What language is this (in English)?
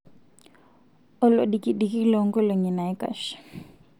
Masai